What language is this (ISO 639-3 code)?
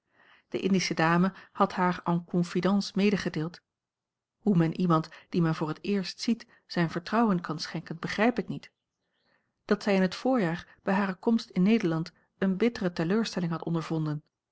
nld